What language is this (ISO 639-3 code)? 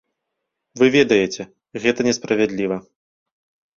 bel